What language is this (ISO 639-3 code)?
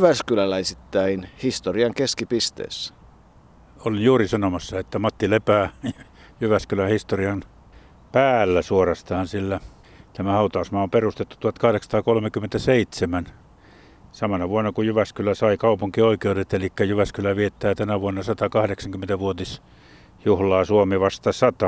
fin